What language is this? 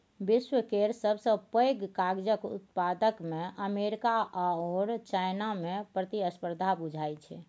Maithili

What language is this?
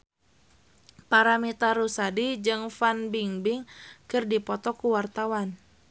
Sundanese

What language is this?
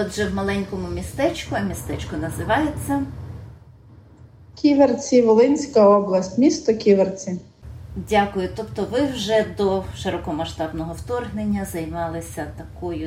Ukrainian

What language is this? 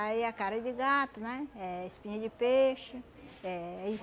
Portuguese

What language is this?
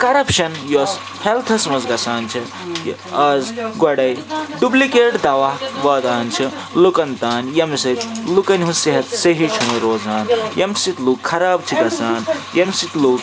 Kashmiri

